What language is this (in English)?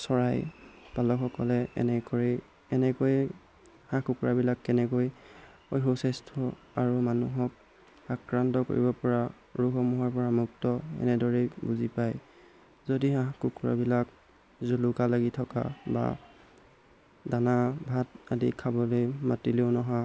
Assamese